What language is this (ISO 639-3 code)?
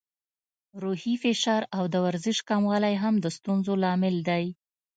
pus